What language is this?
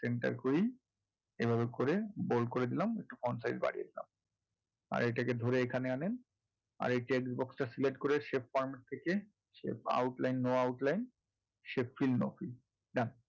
Bangla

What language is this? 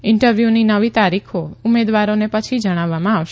Gujarati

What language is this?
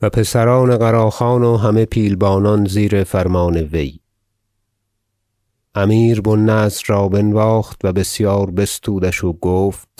Persian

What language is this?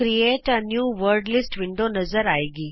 Punjabi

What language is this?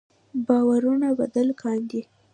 Pashto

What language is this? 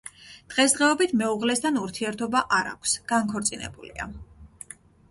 Georgian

